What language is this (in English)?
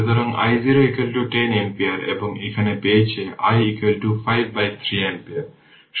Bangla